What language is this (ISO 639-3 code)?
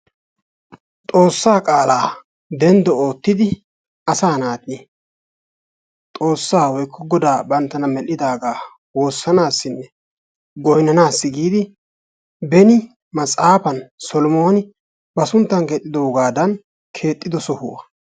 wal